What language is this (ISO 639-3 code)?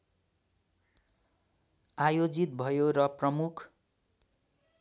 nep